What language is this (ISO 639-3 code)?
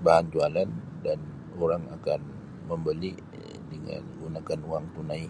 msi